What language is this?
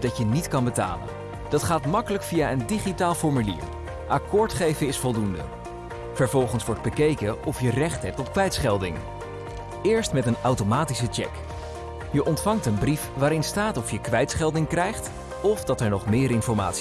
Dutch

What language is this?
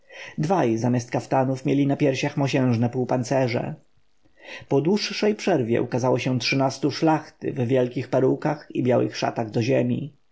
Polish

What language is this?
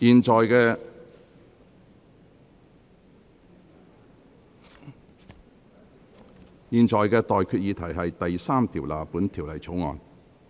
Cantonese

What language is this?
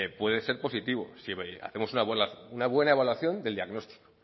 Spanish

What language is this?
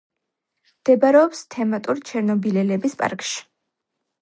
Georgian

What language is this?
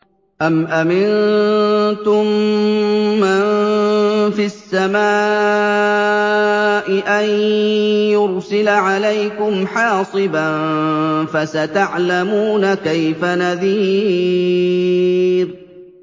Arabic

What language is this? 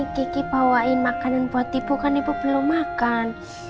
Indonesian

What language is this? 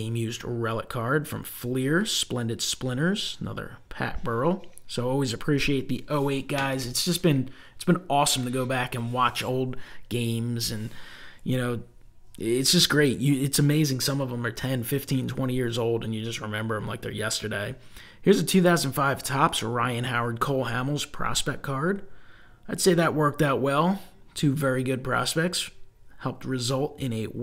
English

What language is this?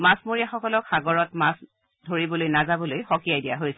Assamese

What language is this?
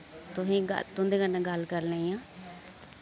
Dogri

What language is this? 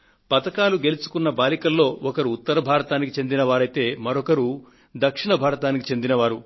Telugu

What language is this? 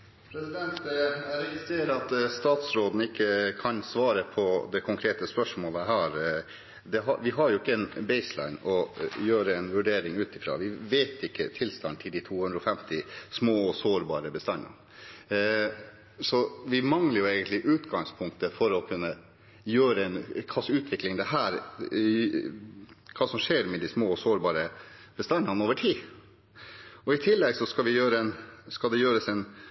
Norwegian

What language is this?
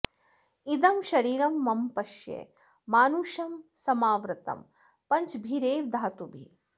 Sanskrit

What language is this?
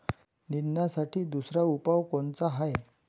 Marathi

